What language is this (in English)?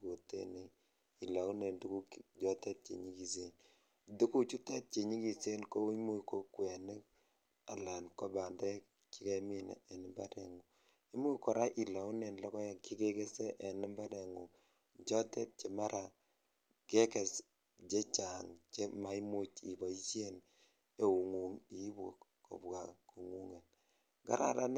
Kalenjin